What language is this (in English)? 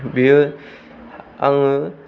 Bodo